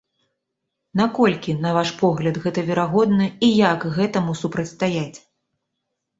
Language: Belarusian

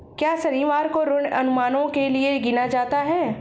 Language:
Hindi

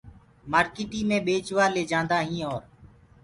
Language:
Gurgula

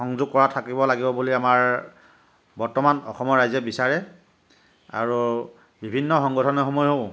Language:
Assamese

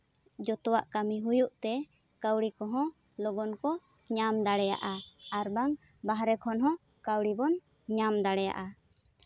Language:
Santali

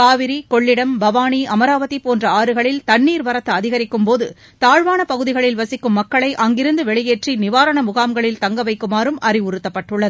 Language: Tamil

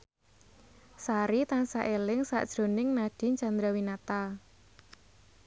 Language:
Javanese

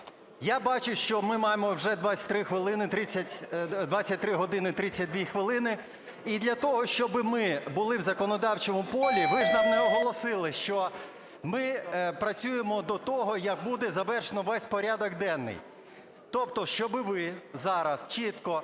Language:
Ukrainian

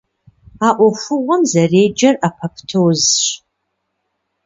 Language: Kabardian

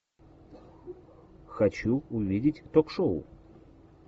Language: Russian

